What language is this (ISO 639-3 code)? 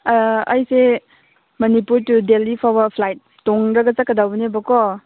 mni